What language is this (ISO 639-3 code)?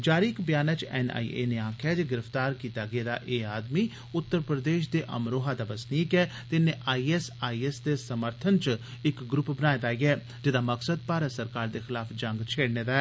doi